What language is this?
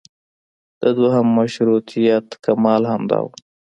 Pashto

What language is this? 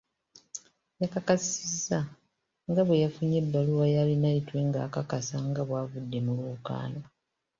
Ganda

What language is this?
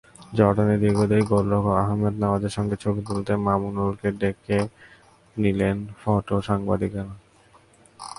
Bangla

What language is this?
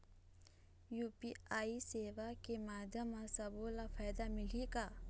Chhattisgarhi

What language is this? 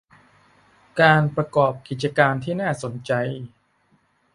Thai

